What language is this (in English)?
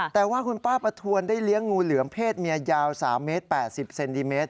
Thai